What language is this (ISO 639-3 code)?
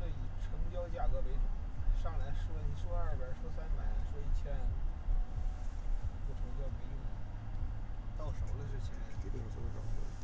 zho